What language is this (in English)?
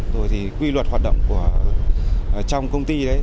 Vietnamese